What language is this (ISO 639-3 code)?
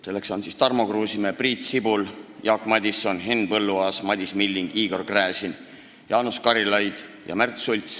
est